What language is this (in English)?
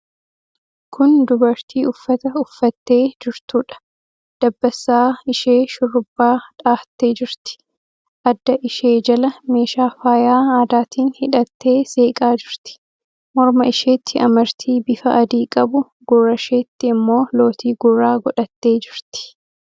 Oromo